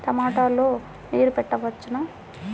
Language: Telugu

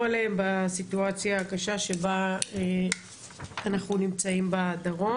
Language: Hebrew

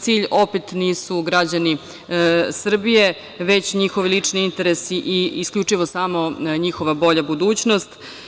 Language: Serbian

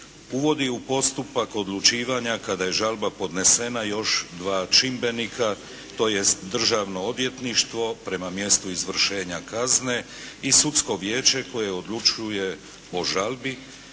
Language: Croatian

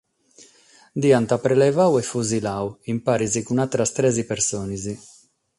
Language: Sardinian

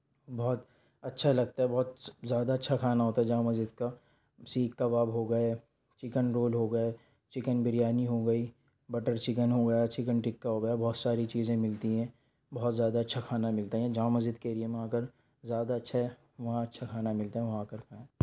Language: Urdu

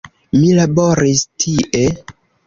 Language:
Esperanto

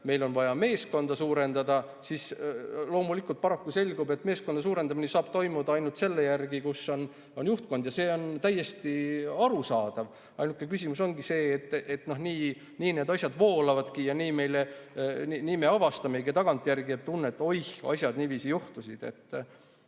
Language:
Estonian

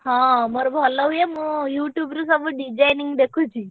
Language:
Odia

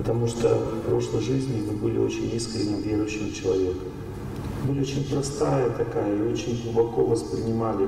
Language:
Russian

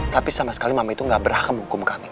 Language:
Indonesian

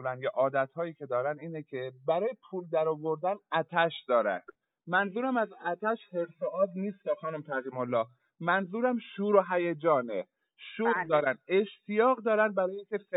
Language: Persian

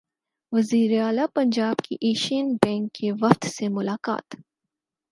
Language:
Urdu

